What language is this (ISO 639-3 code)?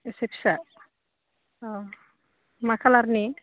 brx